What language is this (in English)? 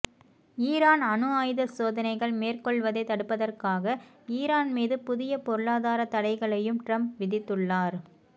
Tamil